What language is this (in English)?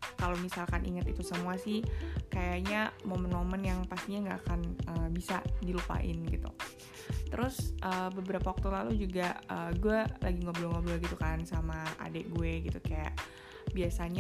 Indonesian